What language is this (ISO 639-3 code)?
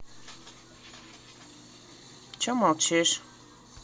rus